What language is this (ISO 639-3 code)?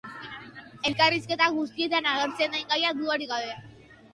eus